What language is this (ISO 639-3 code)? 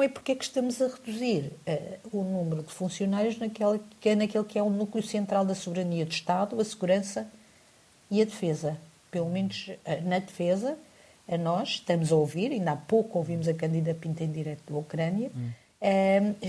por